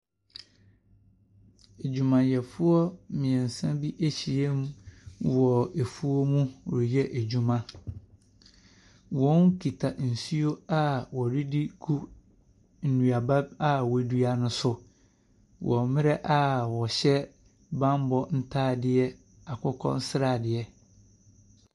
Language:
Akan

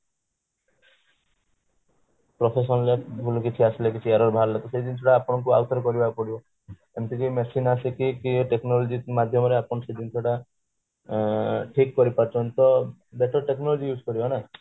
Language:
Odia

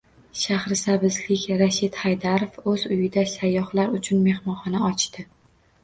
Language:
Uzbek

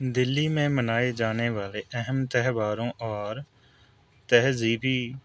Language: Urdu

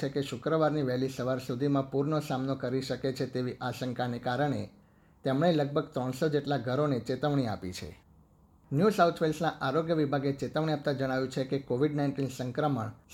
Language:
Gujarati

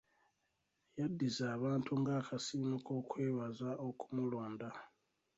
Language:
Ganda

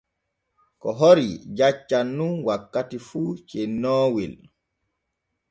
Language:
Borgu Fulfulde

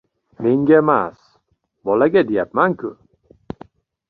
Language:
Uzbek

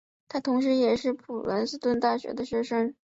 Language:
Chinese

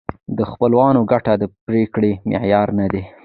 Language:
Pashto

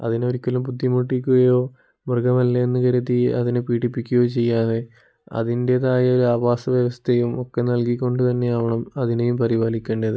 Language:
Malayalam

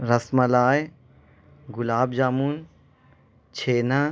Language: Urdu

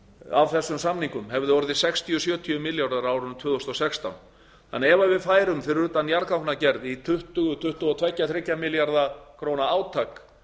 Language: Icelandic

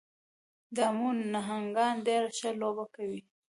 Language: Pashto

